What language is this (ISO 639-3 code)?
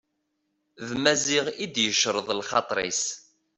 kab